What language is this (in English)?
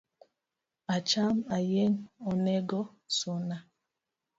Luo (Kenya and Tanzania)